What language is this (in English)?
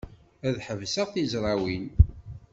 Kabyle